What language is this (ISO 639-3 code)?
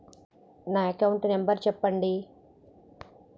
tel